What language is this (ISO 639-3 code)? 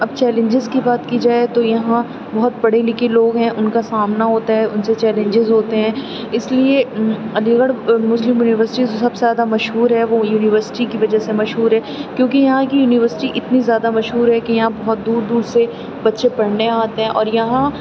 urd